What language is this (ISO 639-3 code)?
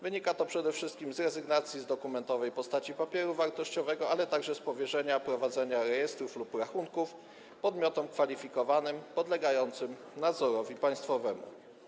pol